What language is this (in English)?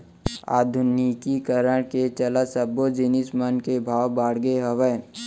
Chhattisgarhi